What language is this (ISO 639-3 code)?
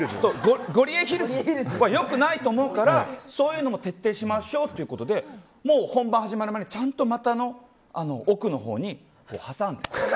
jpn